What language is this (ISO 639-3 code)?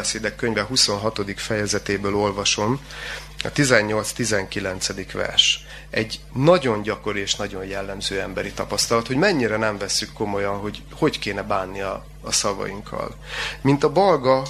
hun